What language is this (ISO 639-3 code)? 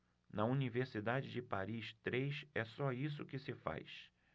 por